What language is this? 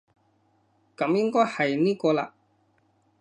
Cantonese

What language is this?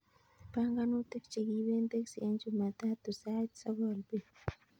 Kalenjin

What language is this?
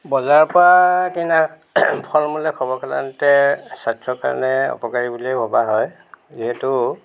Assamese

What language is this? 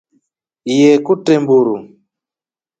Rombo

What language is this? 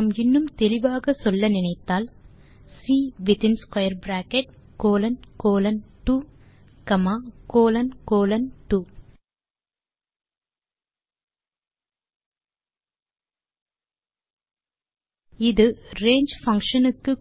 Tamil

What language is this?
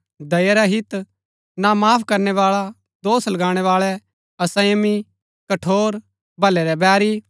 Gaddi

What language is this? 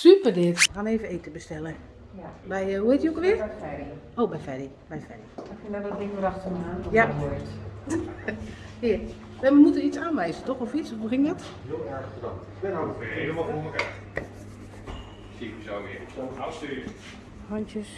Dutch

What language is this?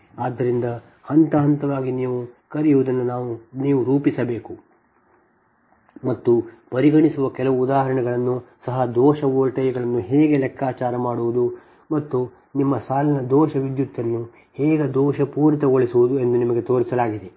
Kannada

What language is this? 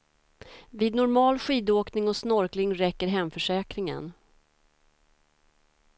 Swedish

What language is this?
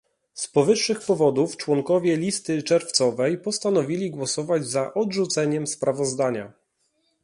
Polish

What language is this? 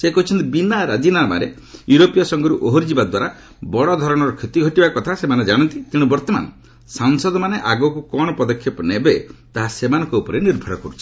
Odia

